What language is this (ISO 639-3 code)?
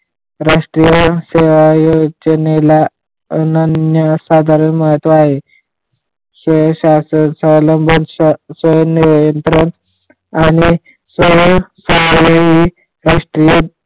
mar